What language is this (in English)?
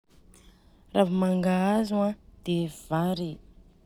Southern Betsimisaraka Malagasy